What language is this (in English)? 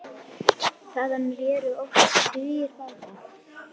Icelandic